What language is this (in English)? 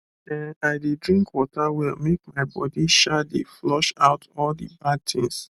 Nigerian Pidgin